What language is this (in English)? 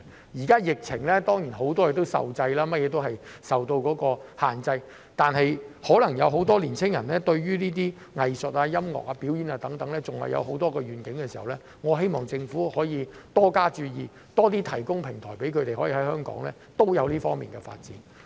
Cantonese